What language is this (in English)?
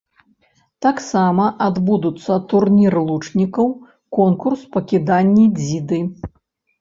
Belarusian